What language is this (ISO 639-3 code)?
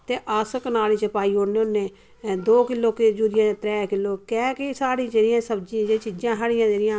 doi